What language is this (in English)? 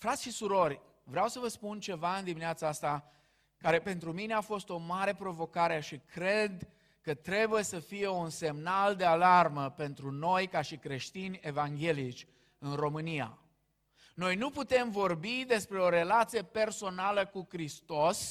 Romanian